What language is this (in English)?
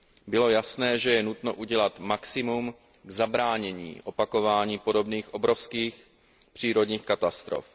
Czech